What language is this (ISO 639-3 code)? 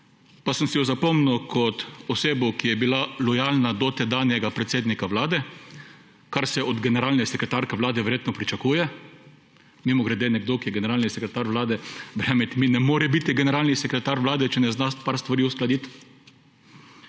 slv